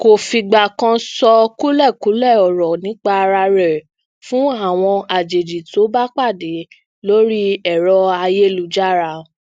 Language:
Yoruba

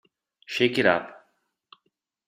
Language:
Italian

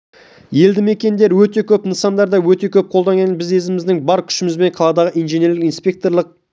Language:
Kazakh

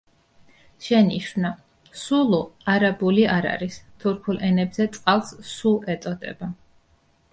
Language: Georgian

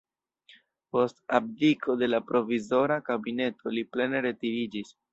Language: Esperanto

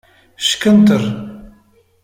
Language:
Kabyle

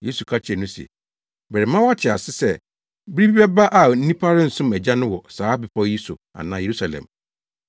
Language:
Akan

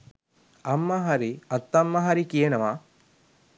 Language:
Sinhala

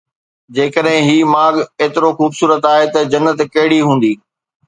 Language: Sindhi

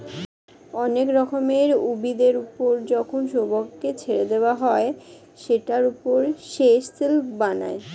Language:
Bangla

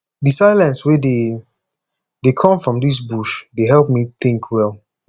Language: Nigerian Pidgin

